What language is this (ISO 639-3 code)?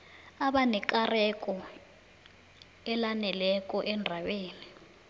nbl